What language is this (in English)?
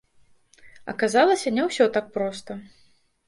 Belarusian